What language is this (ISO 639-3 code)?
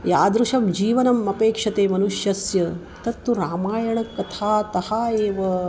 san